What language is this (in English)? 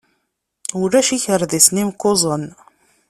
Kabyle